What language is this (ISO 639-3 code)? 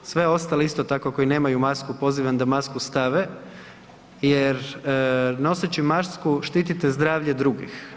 hrv